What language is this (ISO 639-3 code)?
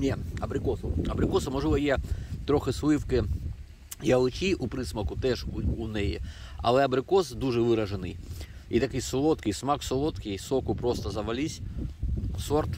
ukr